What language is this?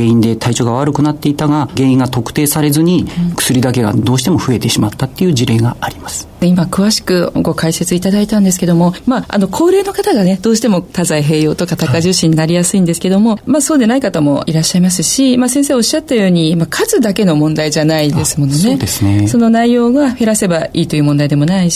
Japanese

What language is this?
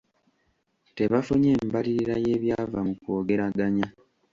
Ganda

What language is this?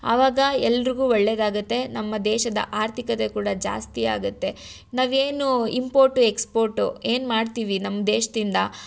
Kannada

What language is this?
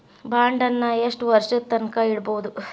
Kannada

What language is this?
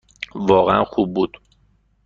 Persian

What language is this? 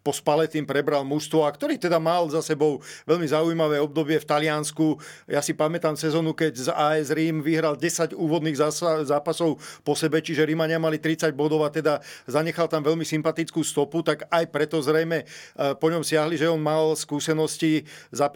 Slovak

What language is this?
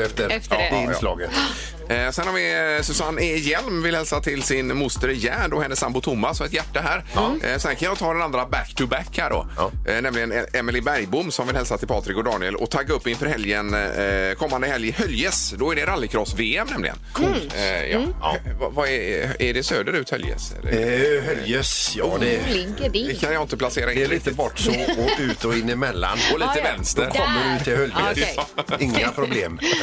Swedish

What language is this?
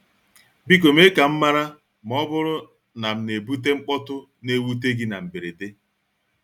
Igbo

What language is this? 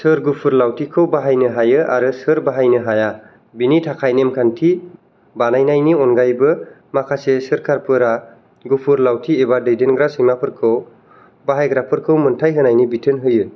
Bodo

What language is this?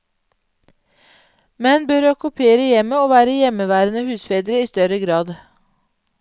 Norwegian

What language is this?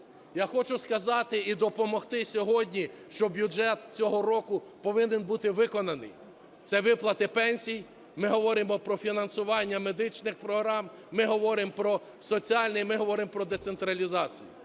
Ukrainian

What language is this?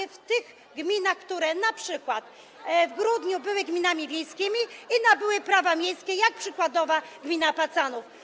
Polish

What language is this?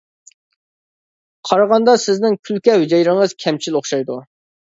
Uyghur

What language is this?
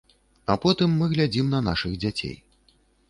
Belarusian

